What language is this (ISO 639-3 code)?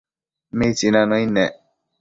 mcf